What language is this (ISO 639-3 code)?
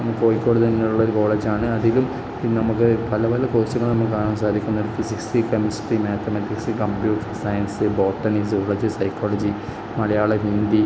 mal